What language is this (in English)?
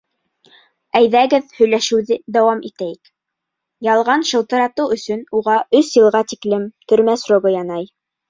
Bashkir